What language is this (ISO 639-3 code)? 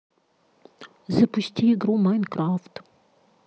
rus